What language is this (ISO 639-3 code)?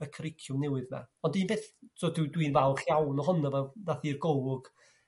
cym